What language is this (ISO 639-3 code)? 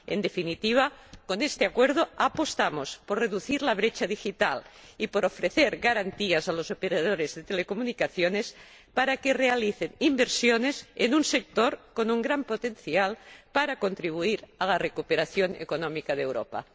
spa